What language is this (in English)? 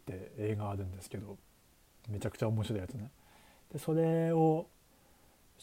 Japanese